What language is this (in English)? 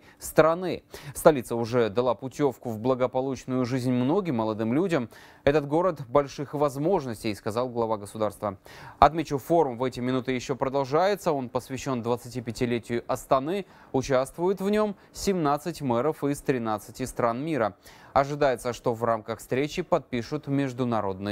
Russian